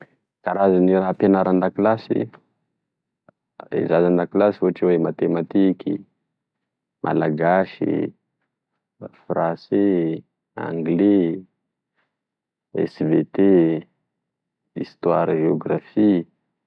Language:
Tesaka Malagasy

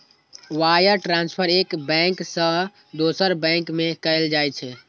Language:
Maithili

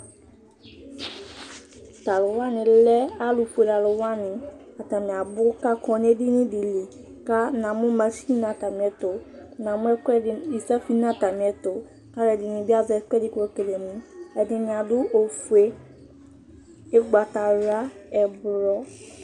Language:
Ikposo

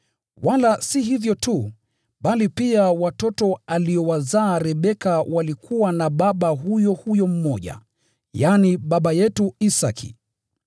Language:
Swahili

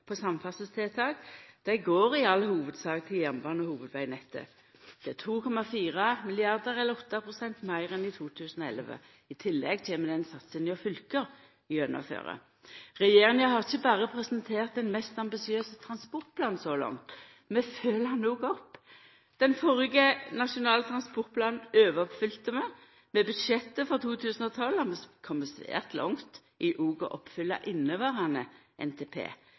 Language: Norwegian Nynorsk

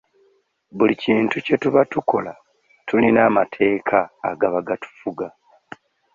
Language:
Ganda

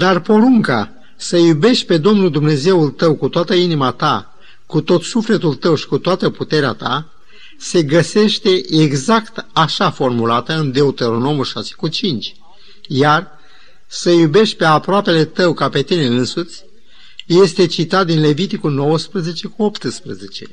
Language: Romanian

